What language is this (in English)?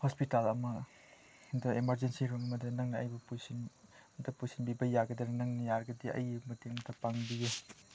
Manipuri